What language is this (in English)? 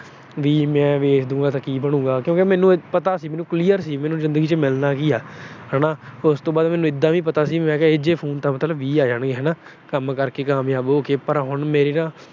Punjabi